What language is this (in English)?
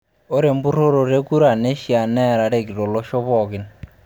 Masai